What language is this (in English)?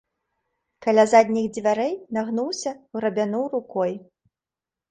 Belarusian